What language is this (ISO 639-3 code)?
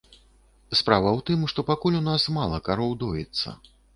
bel